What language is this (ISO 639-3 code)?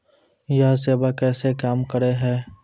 mai